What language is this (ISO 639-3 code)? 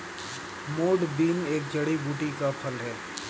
hin